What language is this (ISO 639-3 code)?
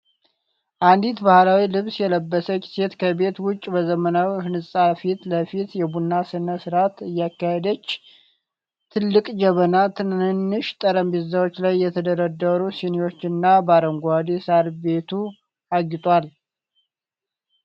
amh